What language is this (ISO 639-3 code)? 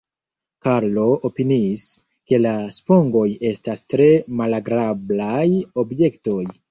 epo